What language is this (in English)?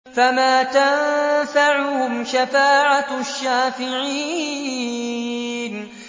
Arabic